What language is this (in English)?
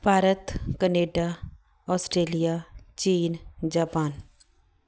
Punjabi